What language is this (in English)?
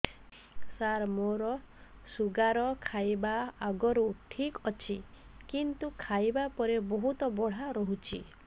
Odia